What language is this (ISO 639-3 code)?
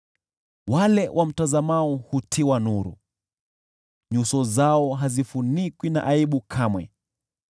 swa